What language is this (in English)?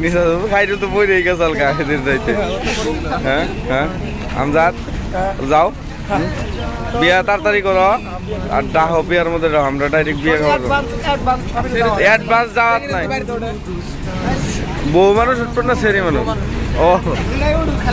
Indonesian